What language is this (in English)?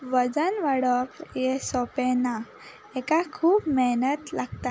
Konkani